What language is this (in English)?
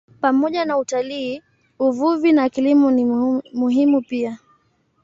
Swahili